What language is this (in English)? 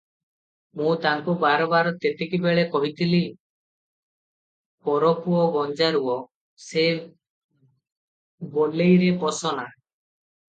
Odia